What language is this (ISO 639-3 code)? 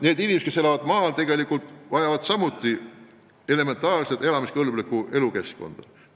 est